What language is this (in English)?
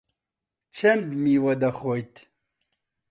Central Kurdish